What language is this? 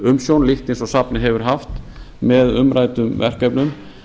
Icelandic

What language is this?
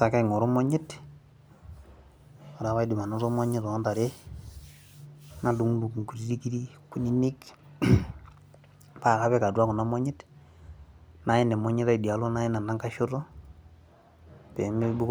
Masai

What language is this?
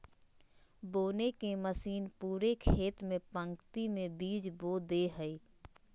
Magahi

